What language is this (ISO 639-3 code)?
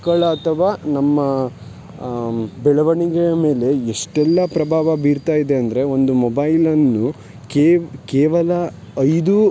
kan